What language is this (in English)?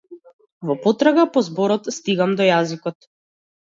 Macedonian